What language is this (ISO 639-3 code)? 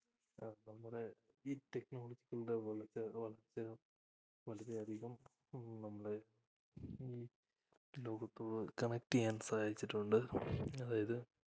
mal